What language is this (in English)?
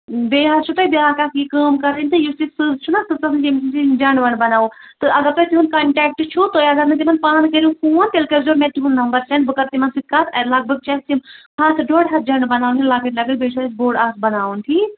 Kashmiri